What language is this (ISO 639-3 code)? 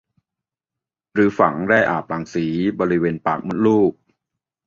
tha